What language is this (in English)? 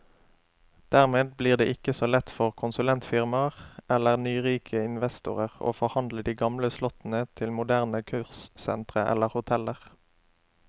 Norwegian